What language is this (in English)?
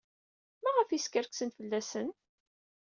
Kabyle